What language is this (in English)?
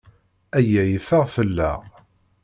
Kabyle